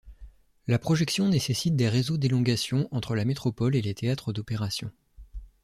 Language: French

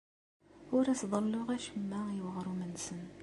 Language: Kabyle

